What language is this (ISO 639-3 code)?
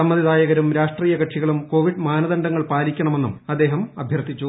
mal